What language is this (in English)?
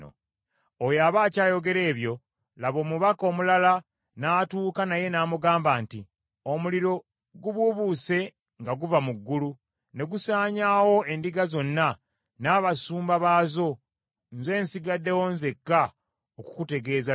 Ganda